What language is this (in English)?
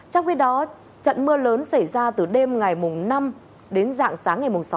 Vietnamese